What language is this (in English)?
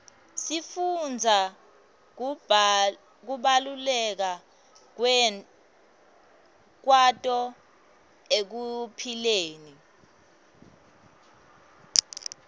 Swati